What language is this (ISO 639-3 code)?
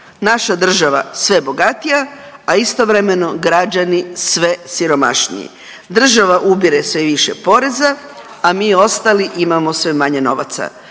hrv